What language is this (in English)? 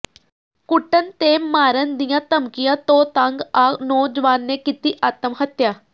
Punjabi